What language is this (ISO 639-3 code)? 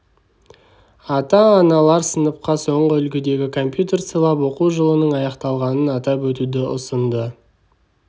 kaz